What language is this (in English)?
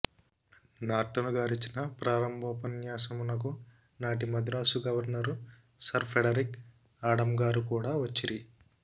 Telugu